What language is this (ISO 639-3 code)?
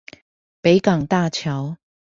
zho